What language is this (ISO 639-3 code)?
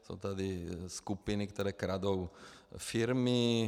ces